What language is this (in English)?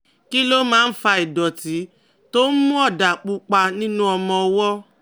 Yoruba